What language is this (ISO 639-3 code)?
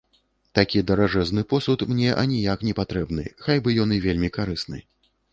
bel